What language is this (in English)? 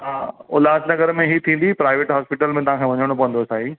Sindhi